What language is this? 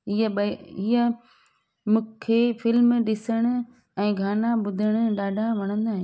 Sindhi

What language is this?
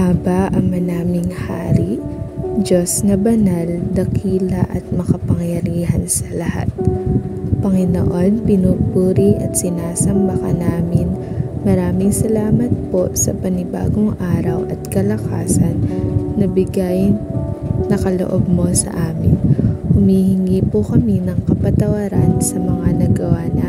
Filipino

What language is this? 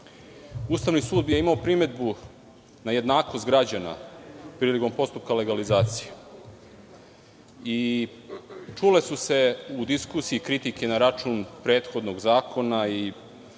Serbian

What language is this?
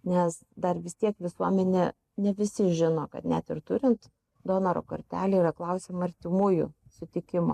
Lithuanian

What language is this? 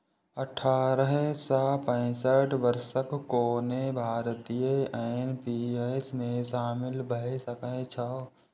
Maithili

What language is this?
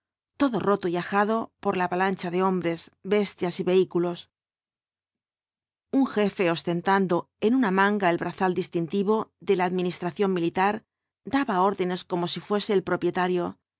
Spanish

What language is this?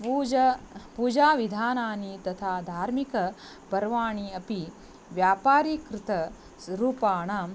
Sanskrit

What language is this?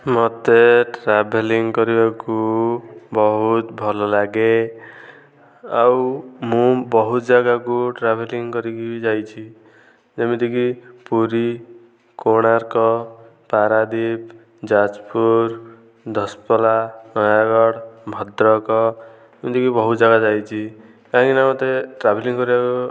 Odia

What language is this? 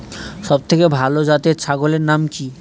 Bangla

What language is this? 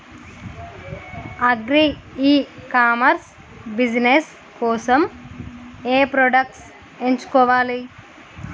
Telugu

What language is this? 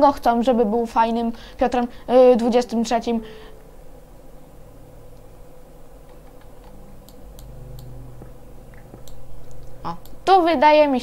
Polish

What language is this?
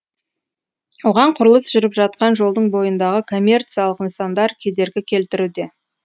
Kazakh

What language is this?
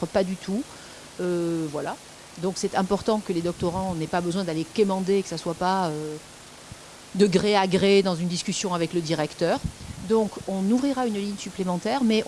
French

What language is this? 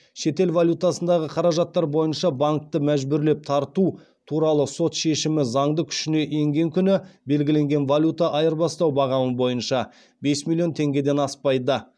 Kazakh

